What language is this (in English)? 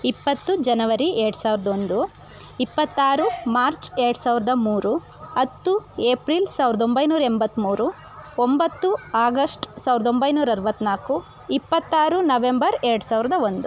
Kannada